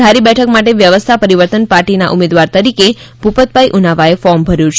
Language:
Gujarati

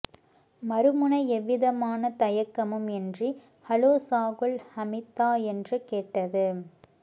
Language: Tamil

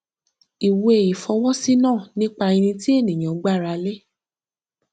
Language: Yoruba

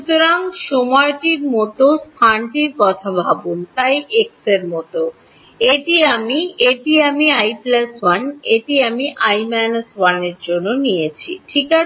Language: Bangla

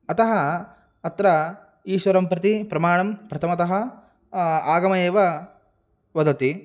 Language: Sanskrit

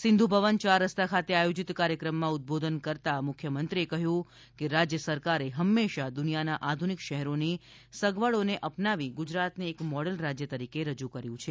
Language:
Gujarati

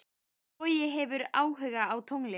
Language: Icelandic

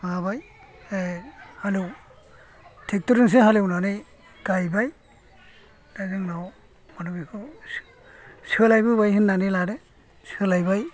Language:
Bodo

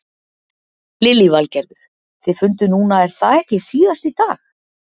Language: Icelandic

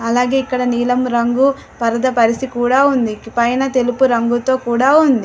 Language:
Telugu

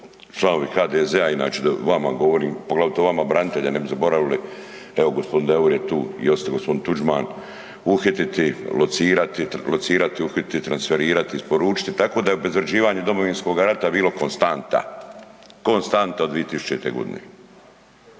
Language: Croatian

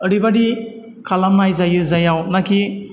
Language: Bodo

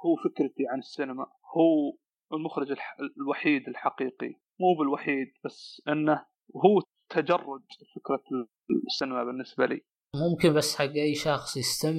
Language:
Arabic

